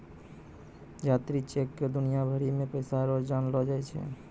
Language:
Maithili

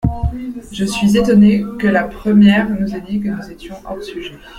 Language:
French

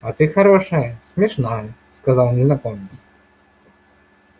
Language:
Russian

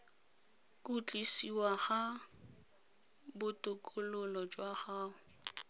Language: Tswana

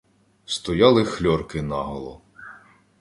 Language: Ukrainian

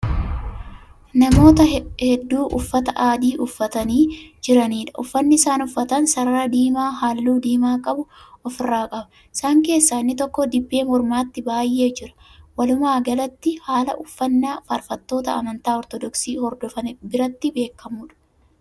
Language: Oromo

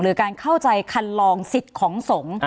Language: Thai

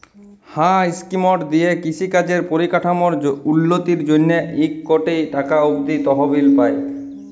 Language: Bangla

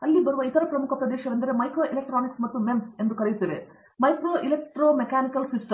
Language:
Kannada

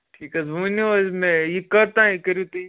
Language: Kashmiri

